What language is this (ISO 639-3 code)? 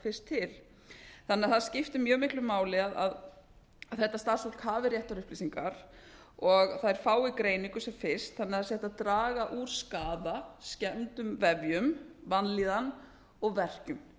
isl